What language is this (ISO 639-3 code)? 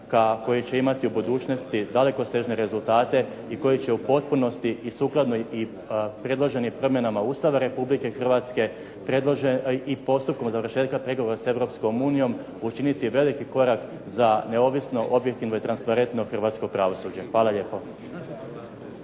hrv